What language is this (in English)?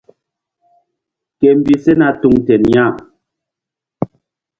Mbum